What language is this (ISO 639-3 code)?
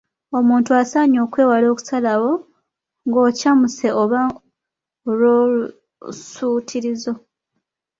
lug